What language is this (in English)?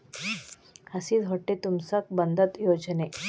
Kannada